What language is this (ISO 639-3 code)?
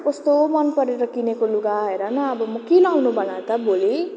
nep